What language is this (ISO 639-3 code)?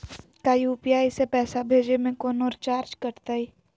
mag